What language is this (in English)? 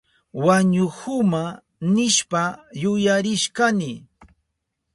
Southern Pastaza Quechua